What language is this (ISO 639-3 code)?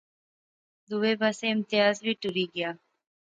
phr